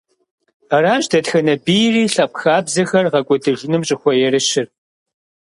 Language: Kabardian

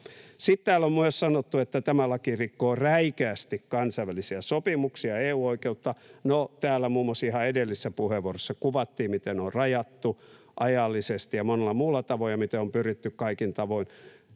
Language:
Finnish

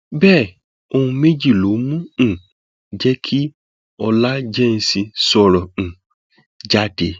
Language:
Yoruba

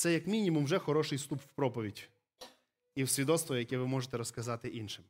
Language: Ukrainian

